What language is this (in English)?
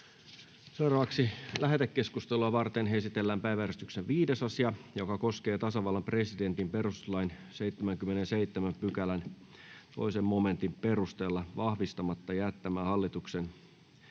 Finnish